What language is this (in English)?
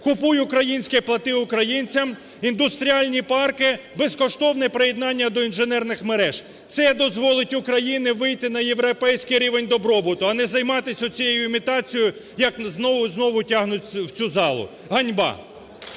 Ukrainian